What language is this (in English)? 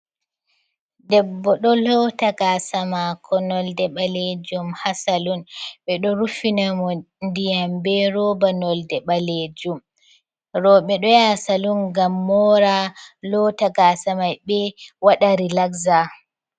Fula